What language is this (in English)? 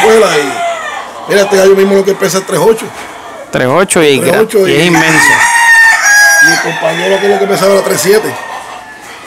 Spanish